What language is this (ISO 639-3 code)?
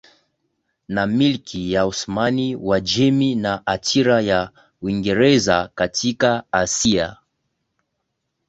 swa